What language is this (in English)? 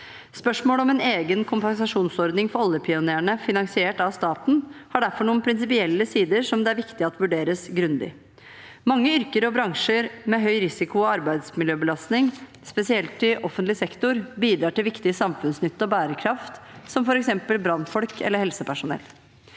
Norwegian